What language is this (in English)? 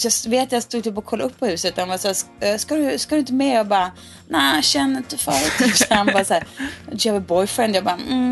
Swedish